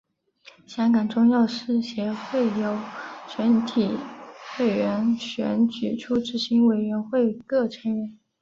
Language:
Chinese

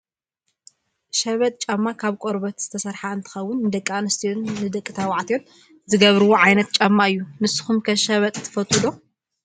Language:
Tigrinya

